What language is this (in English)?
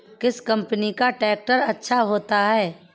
Hindi